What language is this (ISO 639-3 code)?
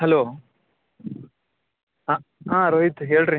kan